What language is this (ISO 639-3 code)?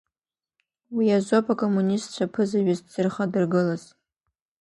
abk